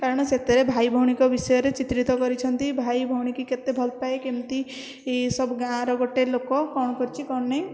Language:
Odia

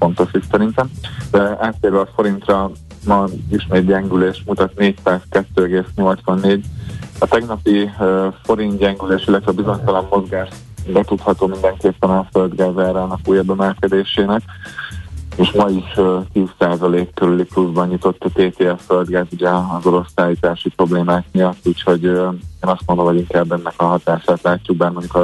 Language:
Hungarian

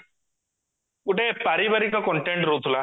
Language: Odia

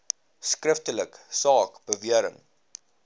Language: Afrikaans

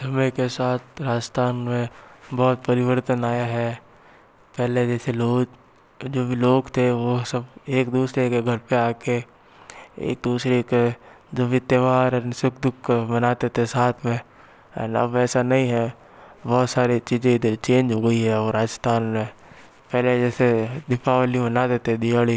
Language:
Hindi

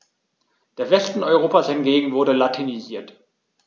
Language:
German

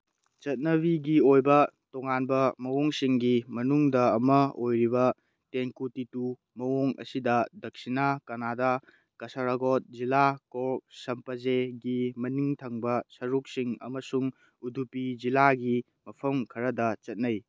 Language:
Manipuri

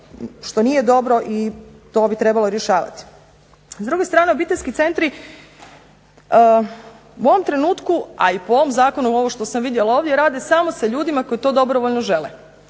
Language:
Croatian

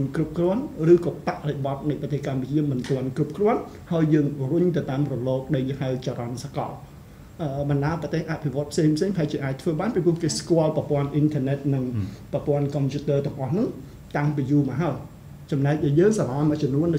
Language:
Thai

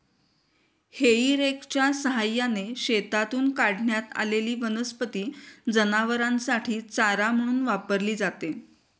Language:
Marathi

